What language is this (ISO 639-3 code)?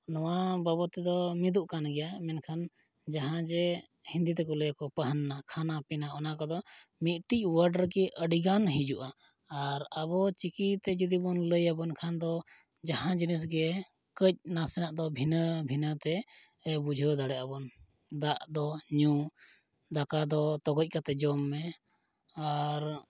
sat